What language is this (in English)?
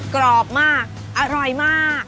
Thai